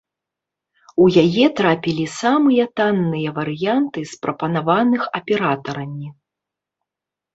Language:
Belarusian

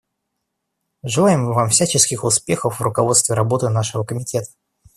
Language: Russian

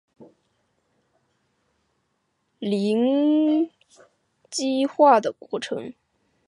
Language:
Chinese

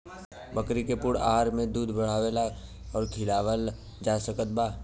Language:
Bhojpuri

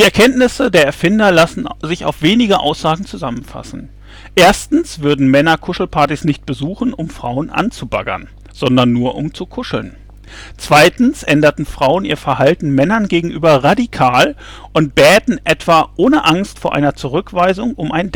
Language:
German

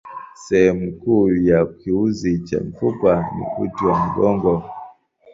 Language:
Swahili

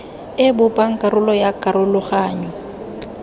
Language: Tswana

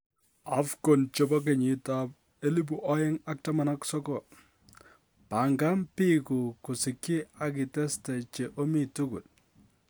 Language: Kalenjin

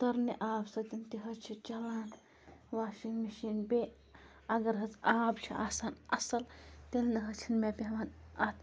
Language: Kashmiri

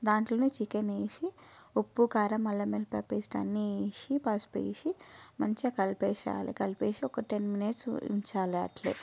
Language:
Telugu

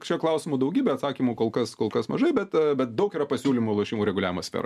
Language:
Lithuanian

